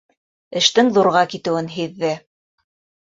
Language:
Bashkir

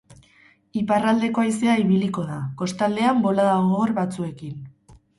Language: Basque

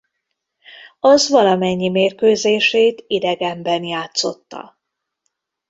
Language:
Hungarian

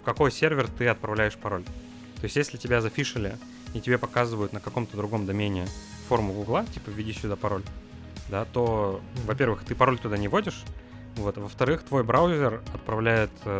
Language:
Russian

